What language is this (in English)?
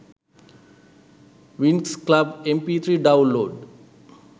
Sinhala